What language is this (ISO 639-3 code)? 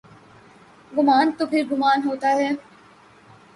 urd